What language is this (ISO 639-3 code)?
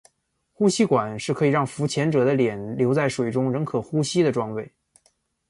zho